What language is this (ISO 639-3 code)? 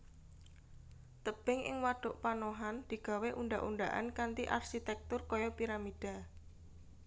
jav